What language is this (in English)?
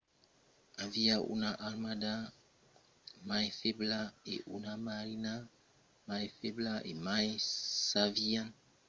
Occitan